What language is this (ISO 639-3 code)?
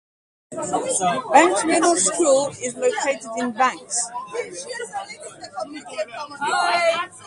eng